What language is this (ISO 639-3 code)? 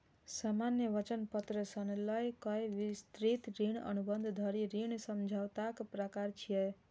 mai